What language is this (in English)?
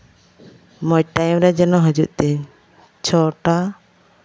Santali